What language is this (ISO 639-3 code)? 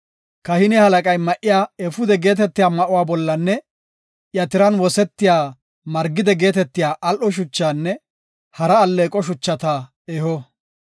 gof